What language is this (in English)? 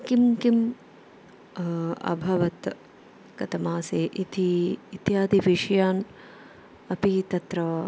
Sanskrit